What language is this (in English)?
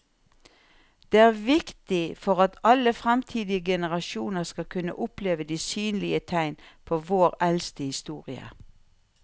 Norwegian